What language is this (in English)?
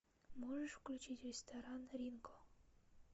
Russian